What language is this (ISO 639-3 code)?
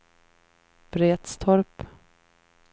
swe